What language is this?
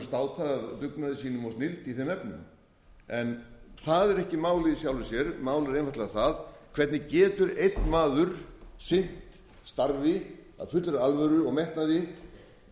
Icelandic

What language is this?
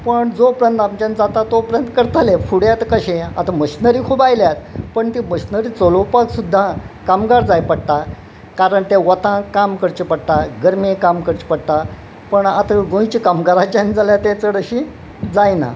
Konkani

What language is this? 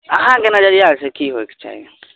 Maithili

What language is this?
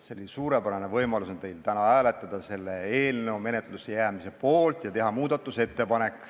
Estonian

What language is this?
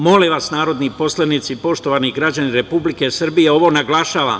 Serbian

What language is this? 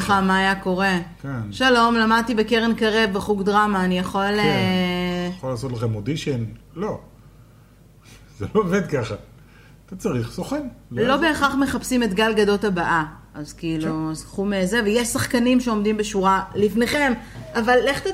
Hebrew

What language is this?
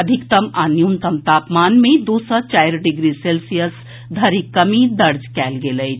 Maithili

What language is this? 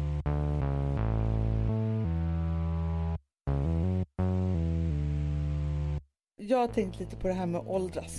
Swedish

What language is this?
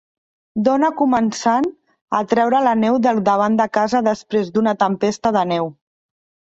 Catalan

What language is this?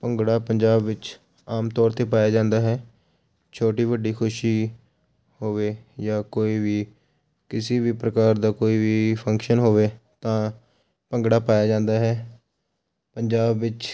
Punjabi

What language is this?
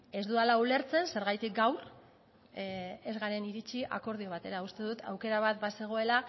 Basque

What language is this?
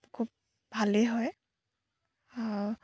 Assamese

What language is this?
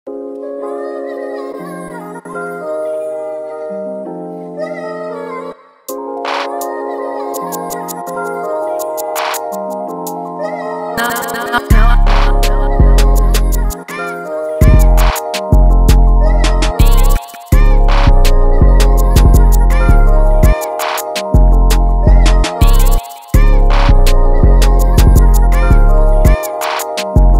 English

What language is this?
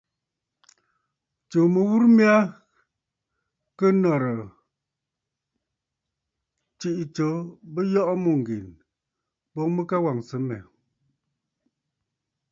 Bafut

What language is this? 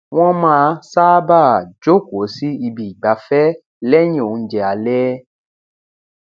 Yoruba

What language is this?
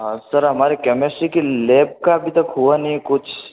Hindi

